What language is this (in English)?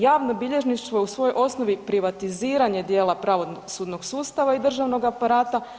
Croatian